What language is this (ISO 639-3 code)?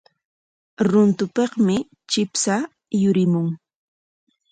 qwa